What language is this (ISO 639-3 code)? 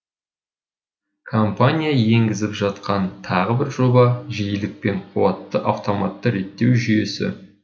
kaz